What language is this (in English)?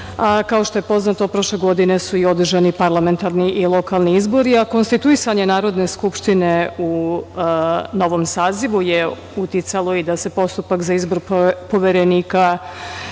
Serbian